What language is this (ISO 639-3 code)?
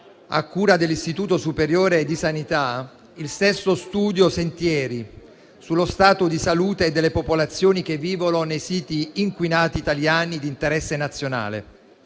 ita